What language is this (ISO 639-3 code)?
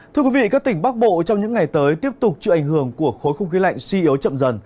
vie